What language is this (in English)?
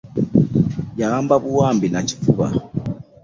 Ganda